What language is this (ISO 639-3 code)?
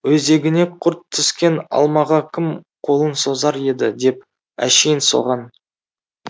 kaz